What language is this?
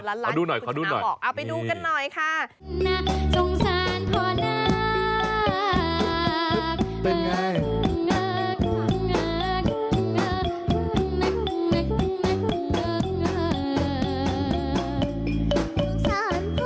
Thai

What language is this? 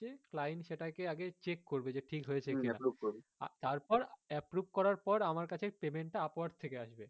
Bangla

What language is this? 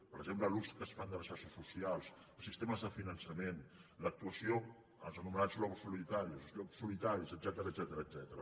Catalan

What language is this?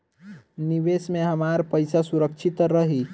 Bhojpuri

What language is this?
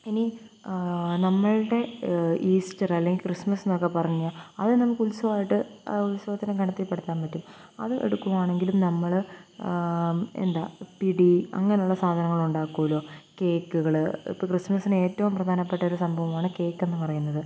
Malayalam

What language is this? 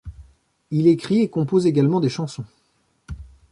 French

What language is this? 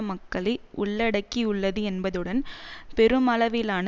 Tamil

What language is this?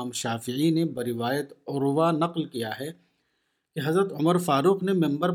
Urdu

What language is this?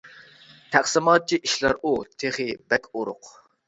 Uyghur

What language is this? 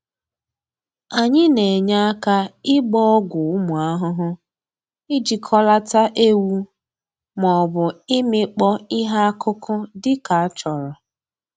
Igbo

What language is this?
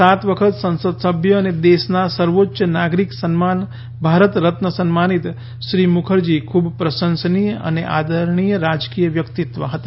Gujarati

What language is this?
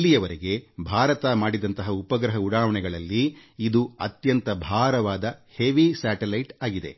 Kannada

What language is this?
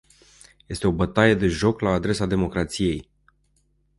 Romanian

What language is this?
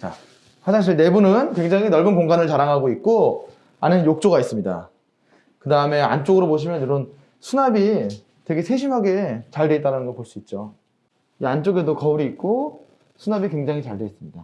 Korean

